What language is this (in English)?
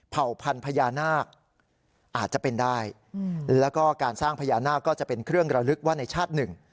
Thai